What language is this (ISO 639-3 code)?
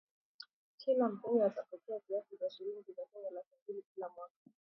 swa